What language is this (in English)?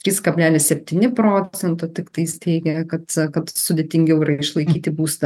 Lithuanian